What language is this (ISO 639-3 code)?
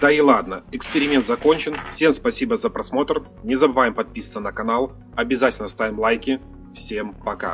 rus